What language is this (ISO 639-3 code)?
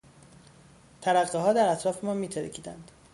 fas